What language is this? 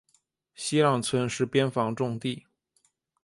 Chinese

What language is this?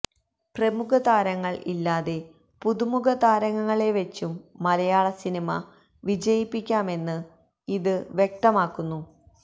Malayalam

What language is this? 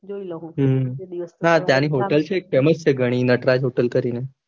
Gujarati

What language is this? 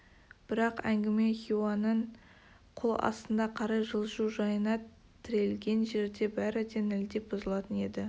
Kazakh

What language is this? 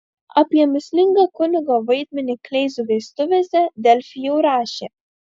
Lithuanian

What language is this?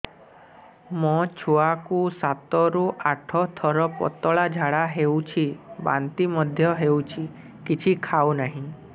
Odia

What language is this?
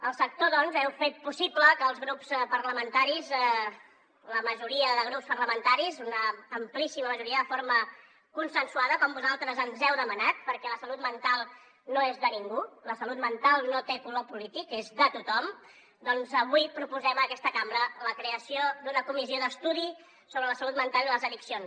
Catalan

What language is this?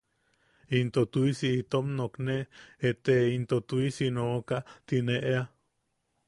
Yaqui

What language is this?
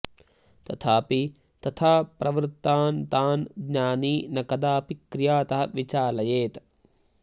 Sanskrit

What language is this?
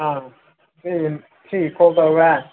Manipuri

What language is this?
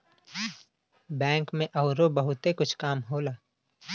Bhojpuri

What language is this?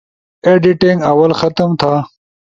Ushojo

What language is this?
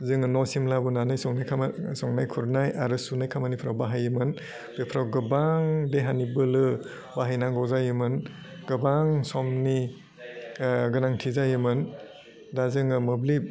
Bodo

